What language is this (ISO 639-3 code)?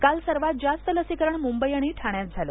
mar